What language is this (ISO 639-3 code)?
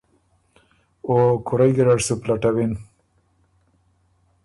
oru